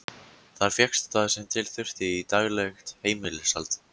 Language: Icelandic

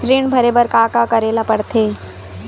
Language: Chhattisgarhi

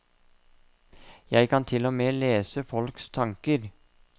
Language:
Norwegian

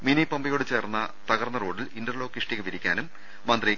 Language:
Malayalam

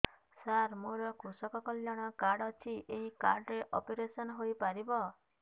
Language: Odia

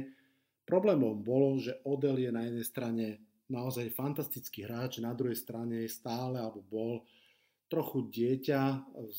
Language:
Slovak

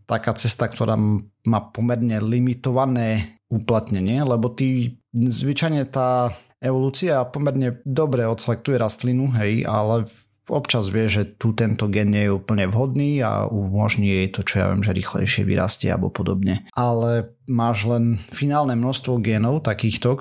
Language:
Slovak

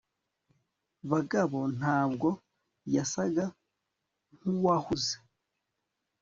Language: Kinyarwanda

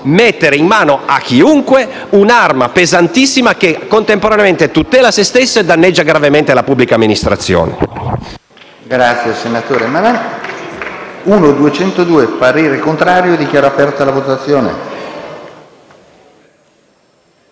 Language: Italian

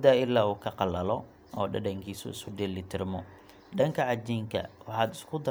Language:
Somali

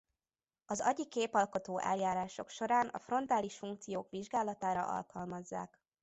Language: Hungarian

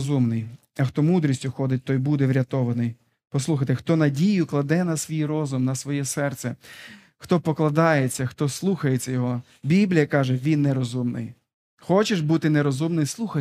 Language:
Ukrainian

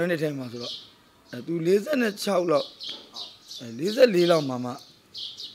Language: Arabic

